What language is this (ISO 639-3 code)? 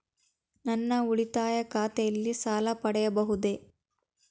kan